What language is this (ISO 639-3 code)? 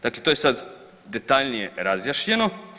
hrv